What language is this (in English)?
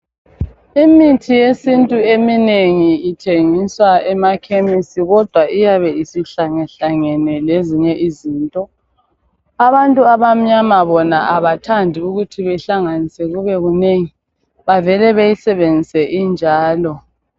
North Ndebele